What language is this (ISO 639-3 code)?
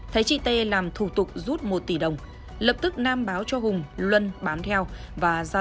vie